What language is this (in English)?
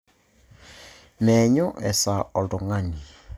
Masai